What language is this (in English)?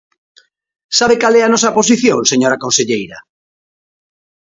Galician